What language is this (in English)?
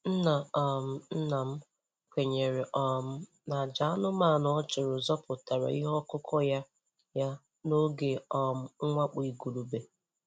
Igbo